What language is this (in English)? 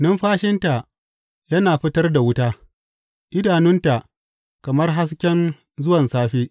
Hausa